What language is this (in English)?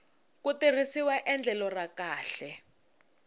Tsonga